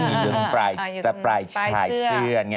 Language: Thai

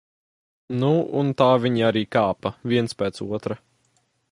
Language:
Latvian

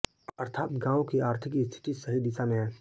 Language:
Hindi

